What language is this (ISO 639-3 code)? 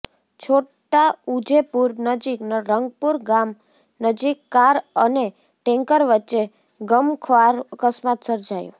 guj